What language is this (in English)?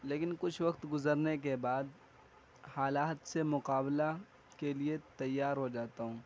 Urdu